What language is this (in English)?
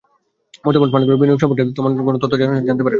Bangla